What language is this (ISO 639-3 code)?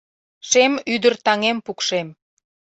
chm